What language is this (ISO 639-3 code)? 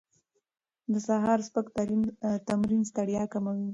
pus